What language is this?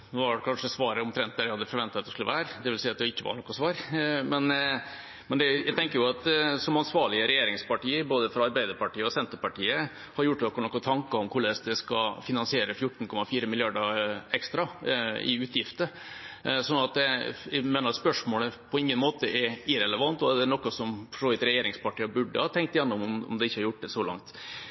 Norwegian Bokmål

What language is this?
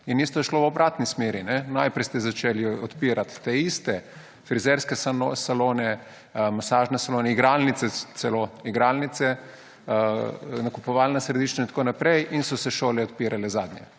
Slovenian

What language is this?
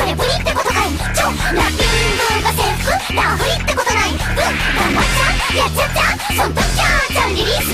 Thai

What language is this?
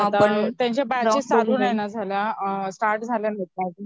Marathi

